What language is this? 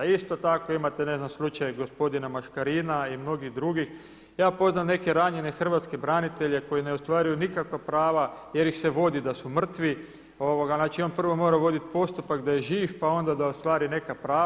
Croatian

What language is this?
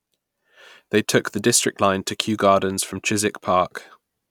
English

